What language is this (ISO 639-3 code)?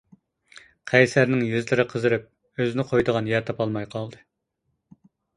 uig